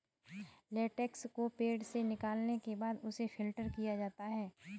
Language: Hindi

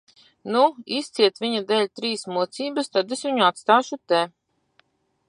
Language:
Latvian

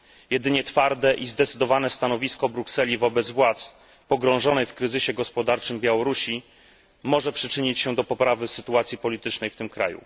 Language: Polish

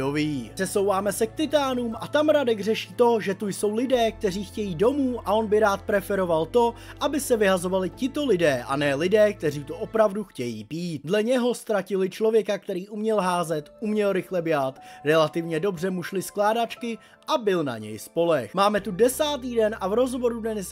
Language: Czech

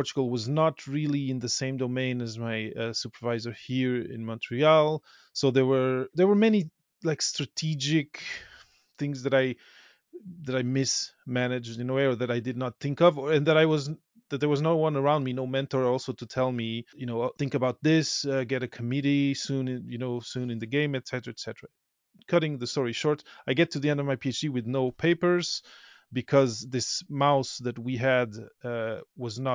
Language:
English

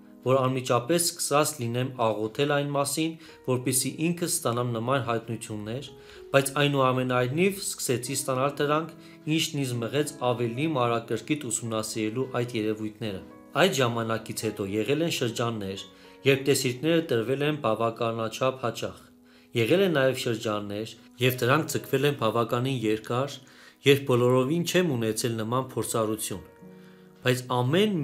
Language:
Turkish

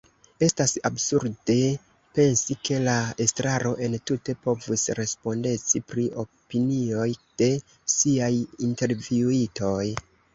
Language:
Esperanto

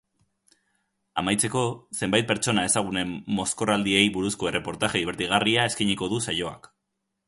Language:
Basque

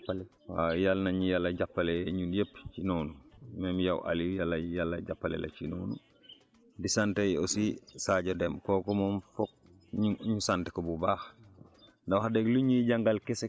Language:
Wolof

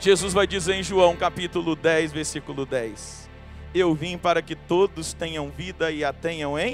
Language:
Portuguese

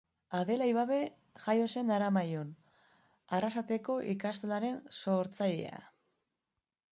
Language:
Basque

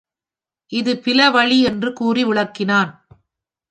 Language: Tamil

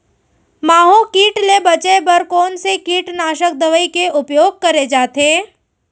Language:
Chhattisgarhi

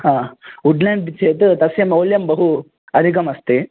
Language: Sanskrit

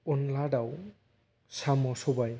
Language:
Bodo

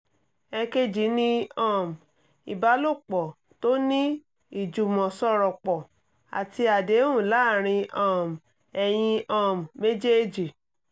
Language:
Yoruba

